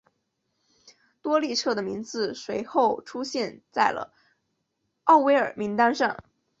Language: Chinese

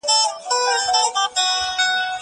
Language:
Pashto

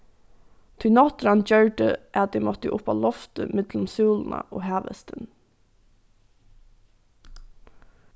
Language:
Faroese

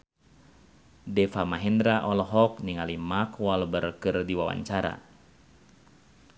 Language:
Sundanese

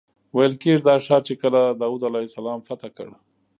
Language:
Pashto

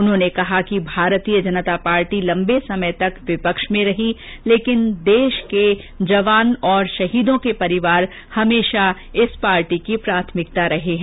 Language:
Hindi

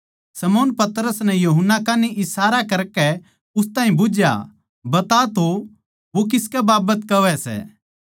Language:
Haryanvi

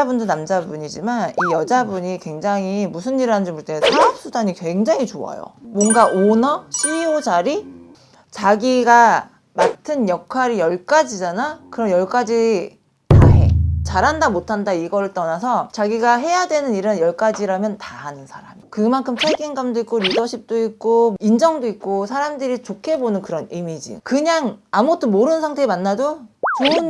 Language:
Korean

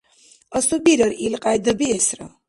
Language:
Dargwa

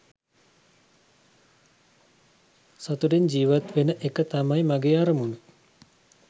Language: Sinhala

